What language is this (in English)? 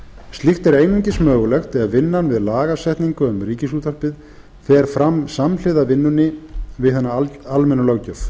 Icelandic